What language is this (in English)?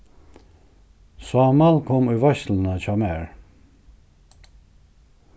Faroese